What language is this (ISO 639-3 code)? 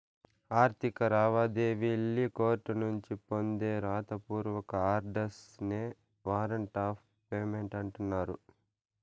tel